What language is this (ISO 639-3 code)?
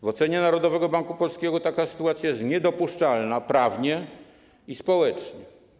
pol